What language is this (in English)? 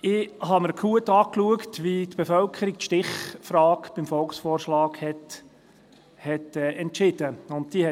Swiss German